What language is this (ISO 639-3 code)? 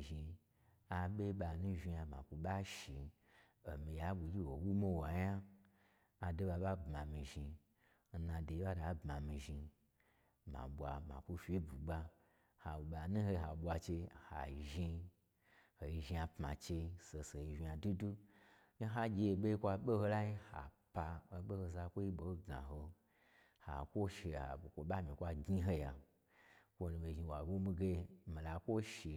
gbr